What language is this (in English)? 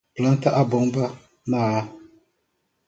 Portuguese